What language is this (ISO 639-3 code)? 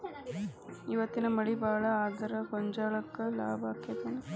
kan